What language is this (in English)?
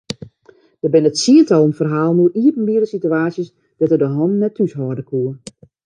Western Frisian